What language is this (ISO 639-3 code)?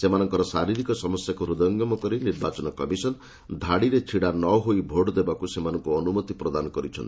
ori